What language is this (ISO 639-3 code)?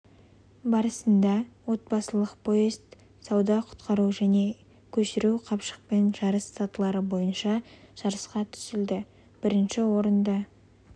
kaz